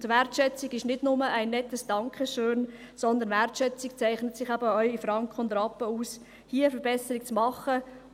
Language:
Swiss German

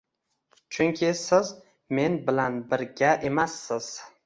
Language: Uzbek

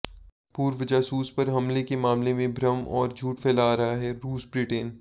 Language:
Hindi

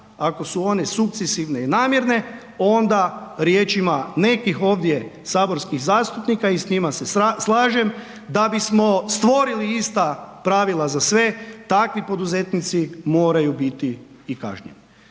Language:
Croatian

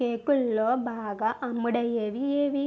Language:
Telugu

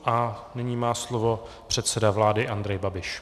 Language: Czech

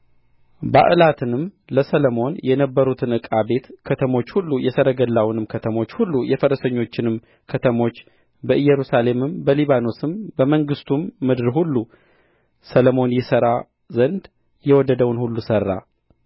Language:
Amharic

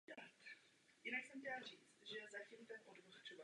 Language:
Czech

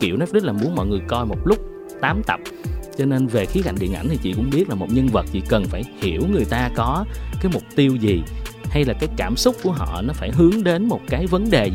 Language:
Vietnamese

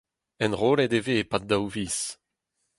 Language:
Breton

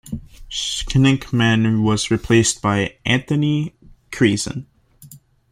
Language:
English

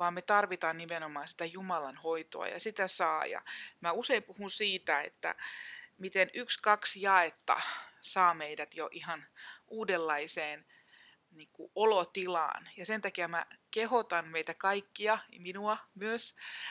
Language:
Finnish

